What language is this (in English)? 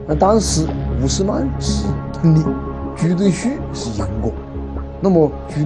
Chinese